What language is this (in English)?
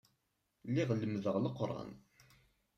Kabyle